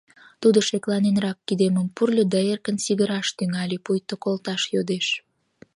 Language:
Mari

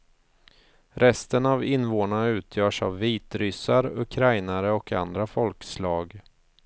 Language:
Swedish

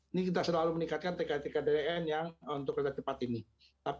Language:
Indonesian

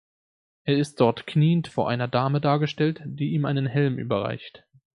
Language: German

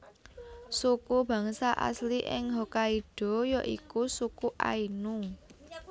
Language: Javanese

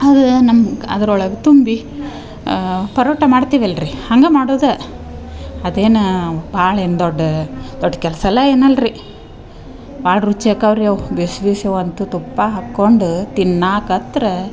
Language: Kannada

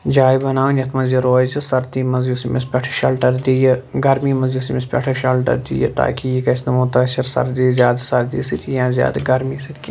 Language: Kashmiri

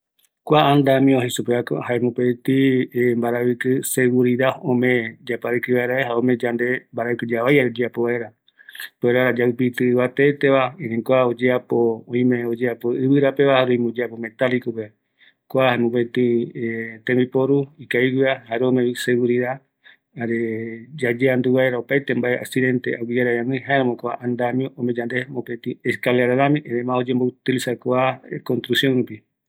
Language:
Eastern Bolivian Guaraní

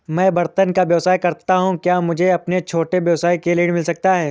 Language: Hindi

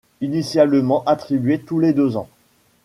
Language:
French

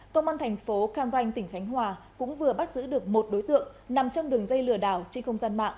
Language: Vietnamese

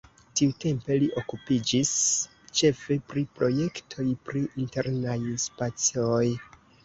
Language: Esperanto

